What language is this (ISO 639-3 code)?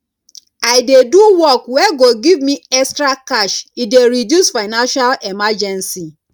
pcm